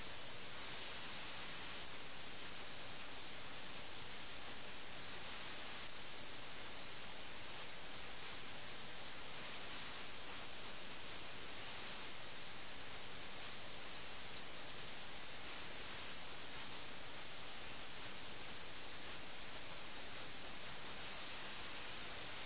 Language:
Malayalam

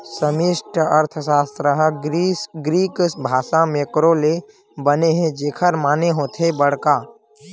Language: Chhattisgarhi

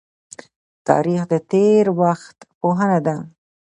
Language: Pashto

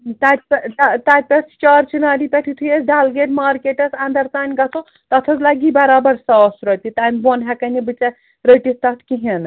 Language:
Kashmiri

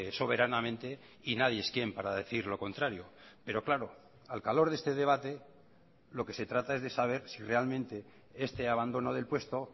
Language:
Spanish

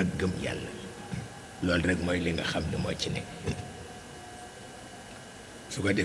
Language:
Indonesian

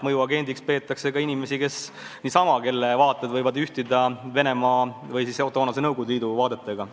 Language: Estonian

